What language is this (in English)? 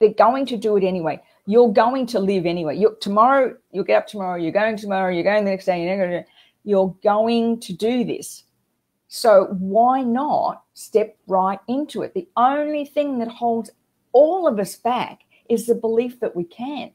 English